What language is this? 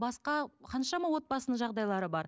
Kazakh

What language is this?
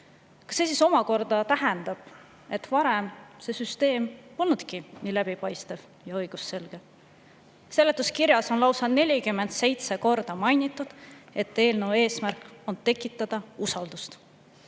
Estonian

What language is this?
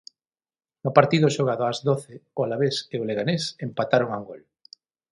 Galician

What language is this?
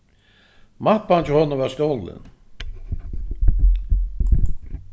Faroese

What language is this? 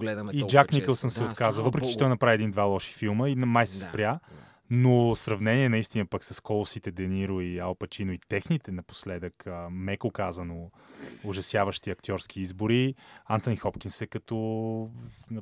Bulgarian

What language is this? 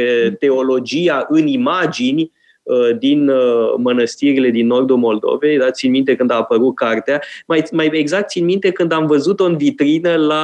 Romanian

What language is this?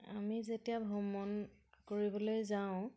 Assamese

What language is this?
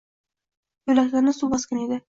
Uzbek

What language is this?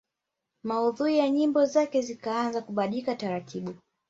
Swahili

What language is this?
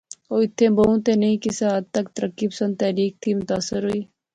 Pahari-Potwari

